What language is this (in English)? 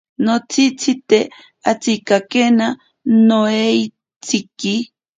Ashéninka Perené